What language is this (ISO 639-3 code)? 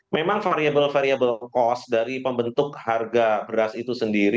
ind